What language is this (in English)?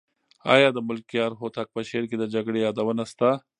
Pashto